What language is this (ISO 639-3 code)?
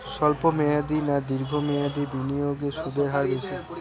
ben